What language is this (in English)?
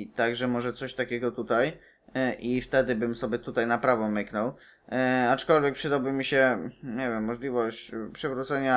Polish